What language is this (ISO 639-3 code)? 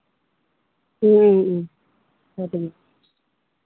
sat